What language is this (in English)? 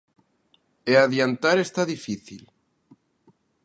Galician